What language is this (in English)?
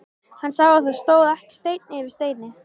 Icelandic